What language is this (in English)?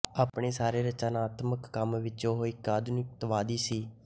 Punjabi